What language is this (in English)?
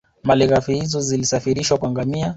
Swahili